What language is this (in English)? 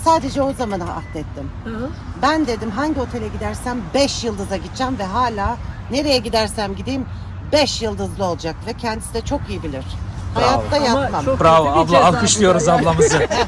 Turkish